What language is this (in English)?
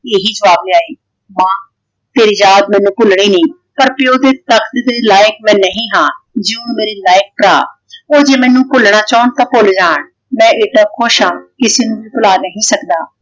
Punjabi